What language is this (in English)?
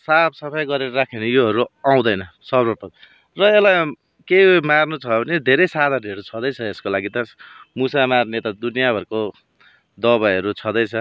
Nepali